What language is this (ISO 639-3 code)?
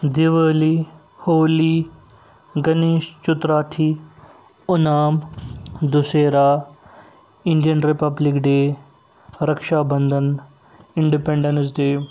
kas